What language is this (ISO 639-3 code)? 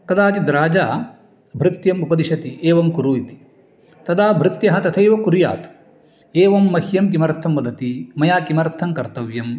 san